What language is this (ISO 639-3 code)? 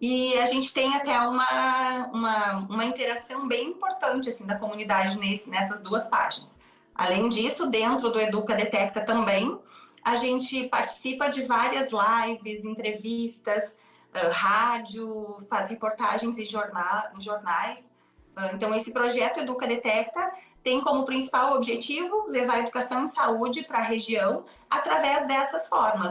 por